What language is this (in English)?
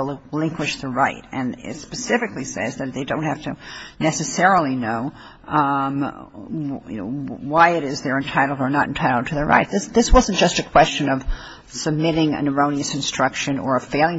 English